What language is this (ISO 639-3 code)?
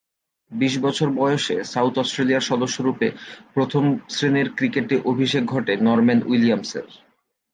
ben